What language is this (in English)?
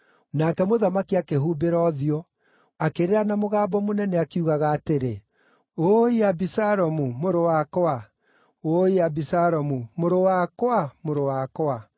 Kikuyu